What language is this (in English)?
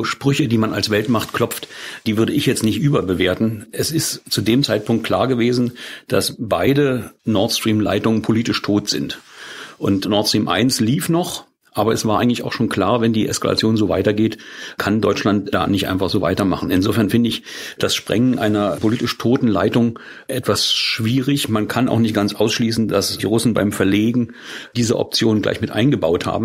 German